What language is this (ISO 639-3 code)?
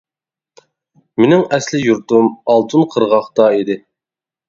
uig